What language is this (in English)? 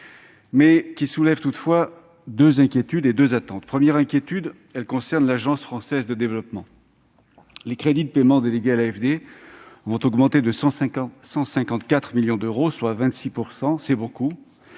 French